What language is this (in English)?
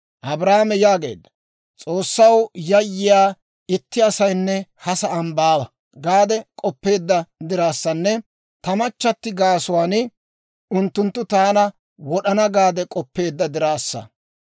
Dawro